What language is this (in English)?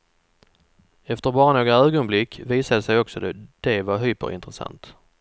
Swedish